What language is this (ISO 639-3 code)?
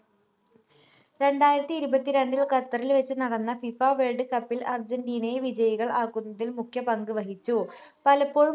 mal